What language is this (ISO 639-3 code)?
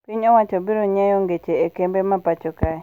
luo